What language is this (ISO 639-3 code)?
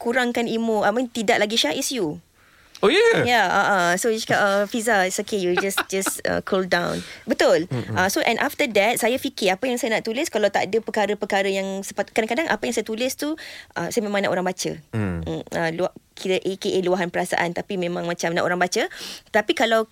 msa